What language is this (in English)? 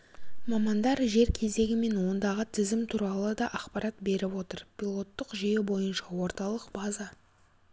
Kazakh